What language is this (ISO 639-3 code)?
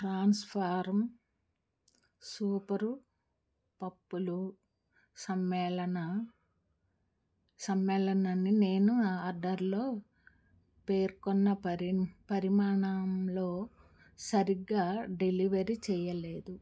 tel